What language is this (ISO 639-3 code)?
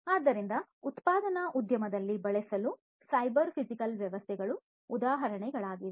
kan